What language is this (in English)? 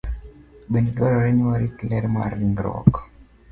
Luo (Kenya and Tanzania)